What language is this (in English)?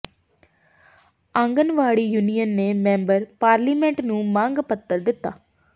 Punjabi